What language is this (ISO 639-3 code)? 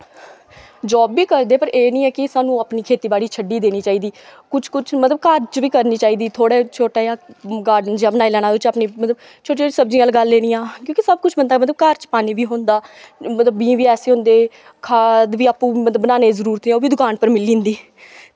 doi